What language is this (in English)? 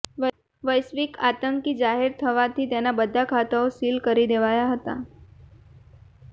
Gujarati